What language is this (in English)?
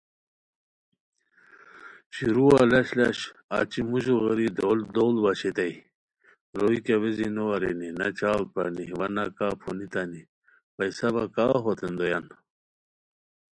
Khowar